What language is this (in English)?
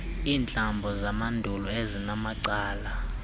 Xhosa